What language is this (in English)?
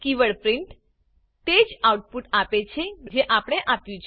Gujarati